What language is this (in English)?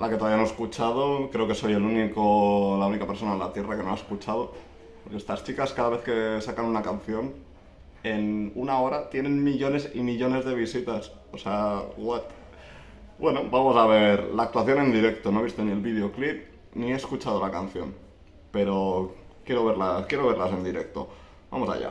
Spanish